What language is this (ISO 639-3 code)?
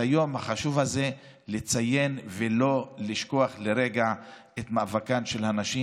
heb